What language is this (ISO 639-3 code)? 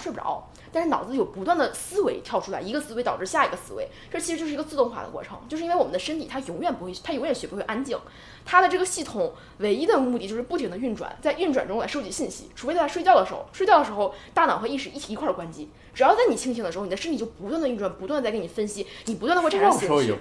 zho